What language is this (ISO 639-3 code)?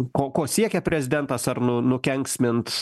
lit